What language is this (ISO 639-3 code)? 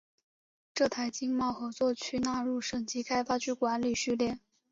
zho